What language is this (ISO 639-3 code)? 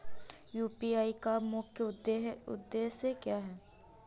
hin